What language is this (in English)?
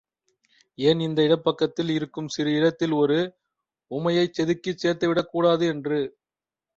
Tamil